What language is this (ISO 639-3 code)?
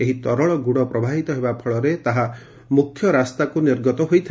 ori